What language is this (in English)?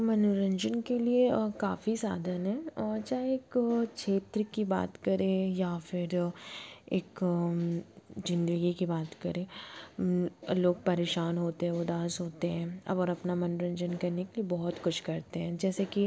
Hindi